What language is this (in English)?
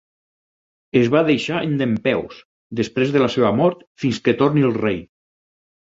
Catalan